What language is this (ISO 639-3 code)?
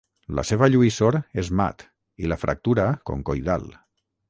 cat